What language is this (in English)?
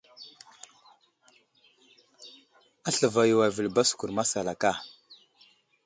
Wuzlam